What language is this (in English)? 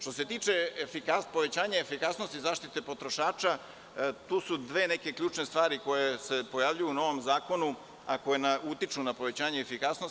Serbian